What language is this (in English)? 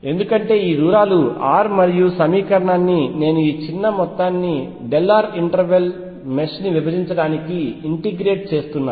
Telugu